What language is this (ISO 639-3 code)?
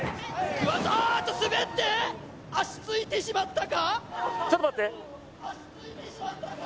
jpn